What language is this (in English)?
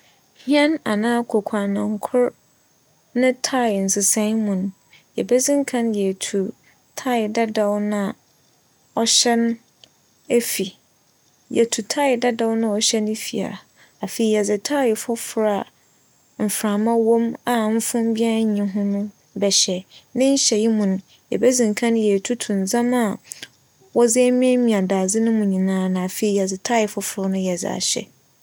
Akan